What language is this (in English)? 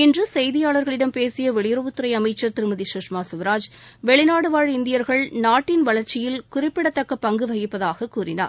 Tamil